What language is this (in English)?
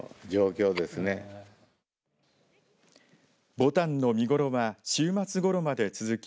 Japanese